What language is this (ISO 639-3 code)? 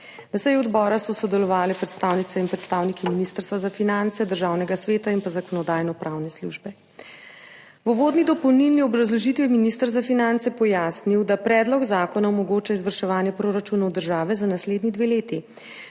slv